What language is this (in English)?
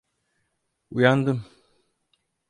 Turkish